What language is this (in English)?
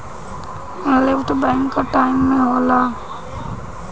Bhojpuri